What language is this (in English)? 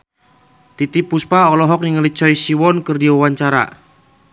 Sundanese